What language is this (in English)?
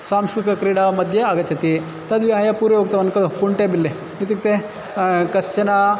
Sanskrit